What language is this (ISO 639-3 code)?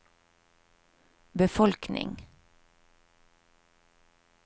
nor